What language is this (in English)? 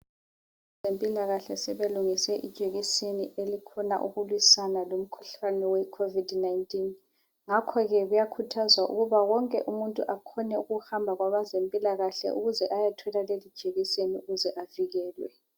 North Ndebele